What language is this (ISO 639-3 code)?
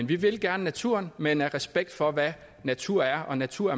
dan